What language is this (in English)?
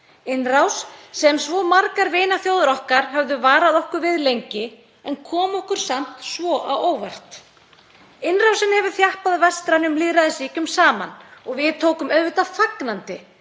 Icelandic